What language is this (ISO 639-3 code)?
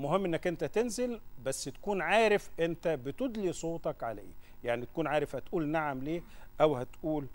ara